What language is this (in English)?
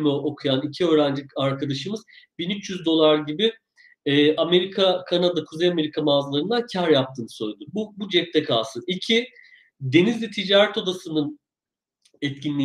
Turkish